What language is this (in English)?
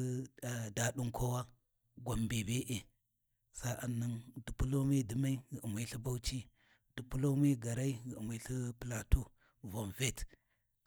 Warji